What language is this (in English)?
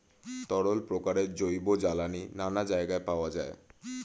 Bangla